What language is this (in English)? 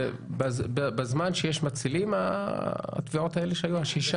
Hebrew